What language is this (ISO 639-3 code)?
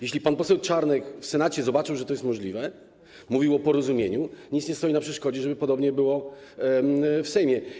pol